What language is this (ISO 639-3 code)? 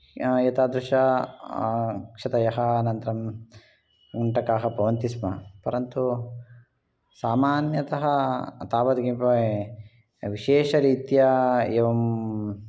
san